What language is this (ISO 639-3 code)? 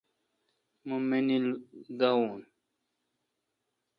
xka